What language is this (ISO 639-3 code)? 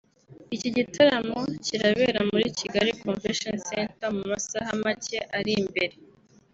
kin